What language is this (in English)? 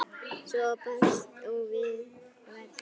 Icelandic